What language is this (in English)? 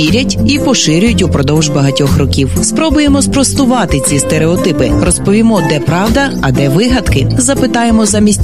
Ukrainian